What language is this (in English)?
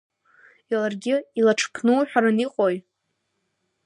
Abkhazian